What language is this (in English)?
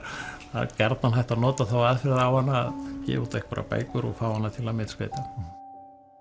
Icelandic